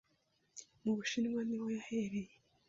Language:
Kinyarwanda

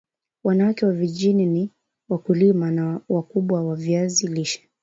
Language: Swahili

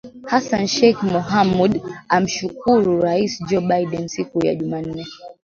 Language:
Swahili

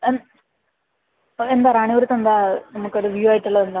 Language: Malayalam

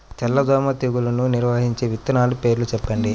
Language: Telugu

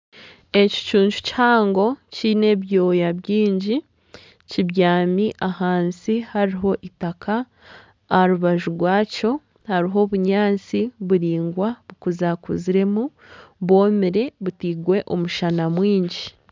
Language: Nyankole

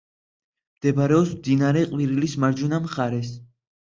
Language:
Georgian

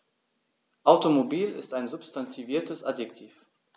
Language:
German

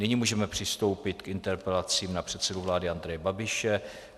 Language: Czech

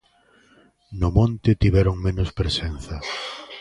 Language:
Galician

